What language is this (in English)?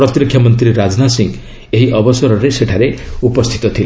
Odia